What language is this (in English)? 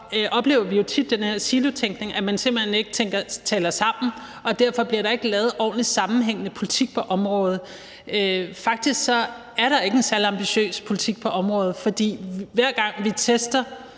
Danish